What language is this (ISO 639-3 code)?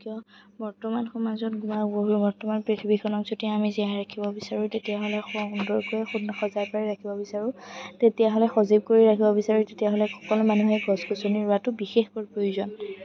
asm